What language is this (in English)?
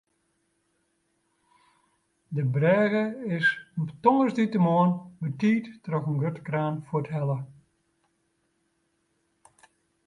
Western Frisian